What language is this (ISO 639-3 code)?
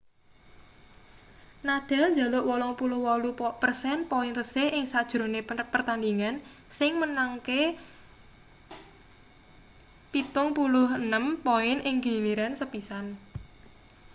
jav